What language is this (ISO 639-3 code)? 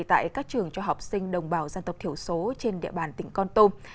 vie